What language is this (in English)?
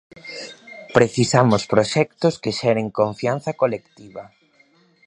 Galician